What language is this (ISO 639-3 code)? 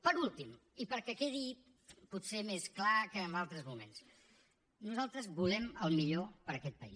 cat